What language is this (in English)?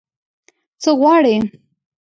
Pashto